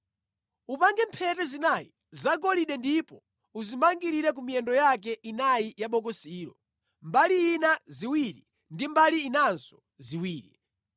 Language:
Nyanja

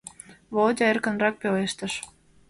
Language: Mari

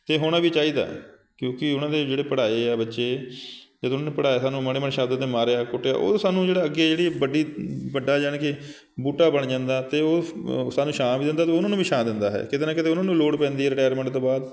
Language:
Punjabi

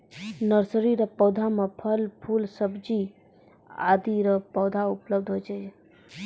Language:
Maithili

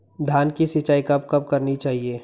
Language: Hindi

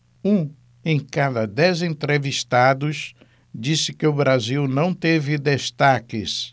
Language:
Portuguese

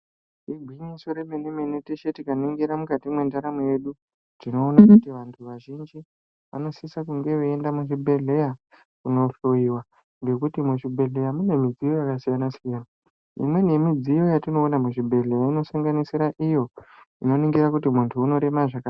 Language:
Ndau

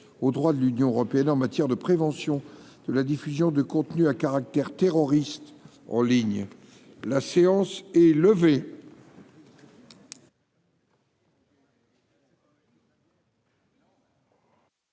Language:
French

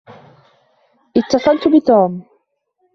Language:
Arabic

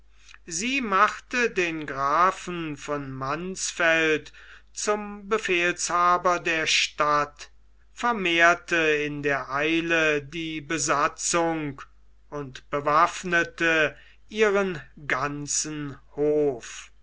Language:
German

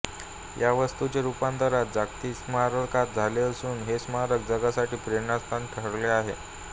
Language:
Marathi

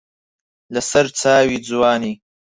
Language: Central Kurdish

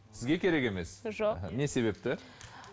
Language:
Kazakh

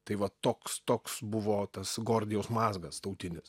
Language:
Lithuanian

